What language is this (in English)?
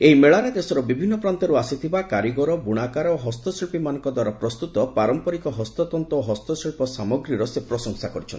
Odia